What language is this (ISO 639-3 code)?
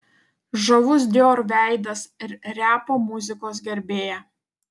lit